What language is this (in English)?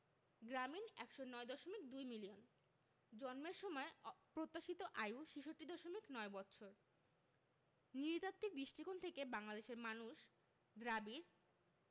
Bangla